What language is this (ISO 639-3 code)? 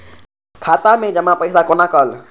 mai